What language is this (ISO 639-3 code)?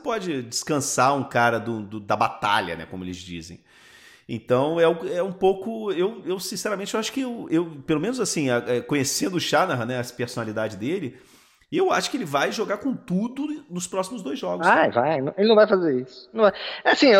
por